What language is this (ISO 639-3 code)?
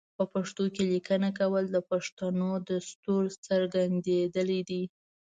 pus